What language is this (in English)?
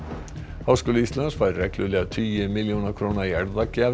Icelandic